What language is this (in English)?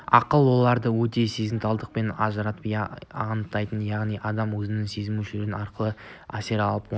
Kazakh